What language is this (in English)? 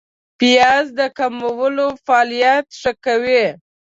Pashto